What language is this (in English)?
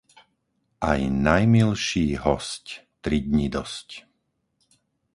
Slovak